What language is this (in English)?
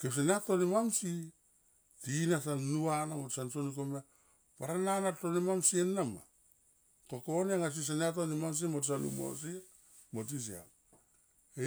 Tomoip